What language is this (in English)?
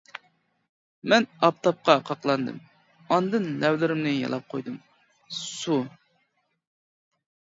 Uyghur